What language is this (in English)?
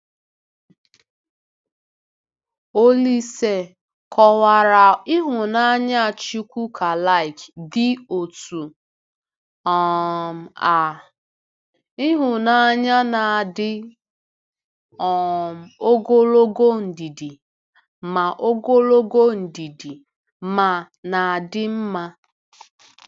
Igbo